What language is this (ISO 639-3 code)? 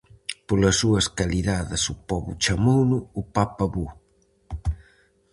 glg